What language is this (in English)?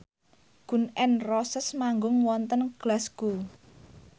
Javanese